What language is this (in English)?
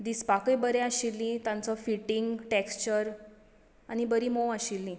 Konkani